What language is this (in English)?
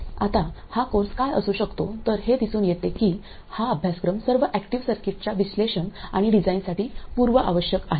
Marathi